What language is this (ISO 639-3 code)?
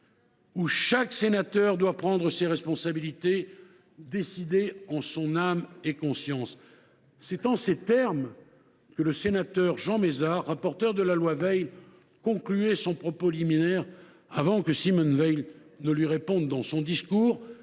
fra